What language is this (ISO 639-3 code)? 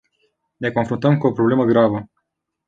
ron